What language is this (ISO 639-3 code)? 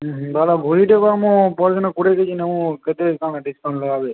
ori